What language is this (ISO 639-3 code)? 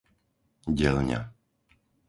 slk